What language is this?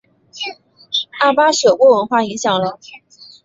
Chinese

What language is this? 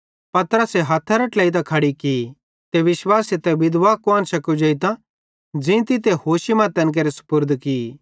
Bhadrawahi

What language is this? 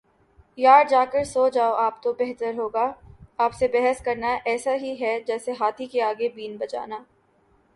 Urdu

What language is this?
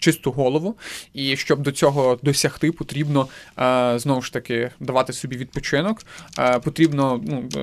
Ukrainian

